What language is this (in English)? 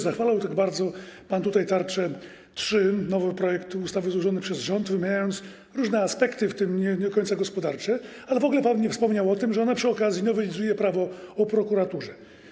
Polish